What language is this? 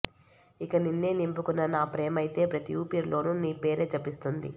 Telugu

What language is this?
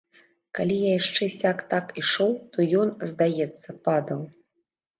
Belarusian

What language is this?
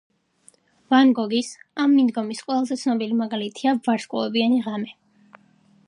Georgian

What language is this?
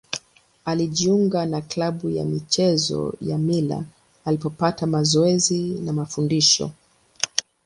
Swahili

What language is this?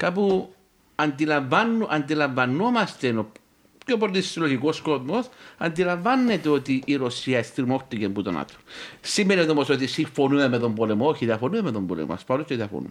Greek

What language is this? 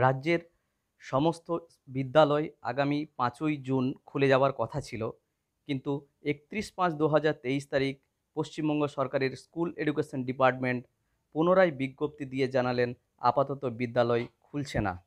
Arabic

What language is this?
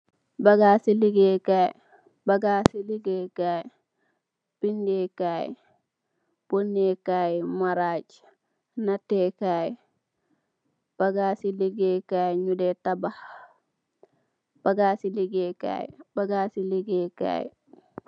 Wolof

